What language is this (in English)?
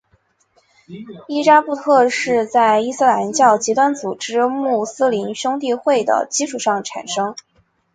Chinese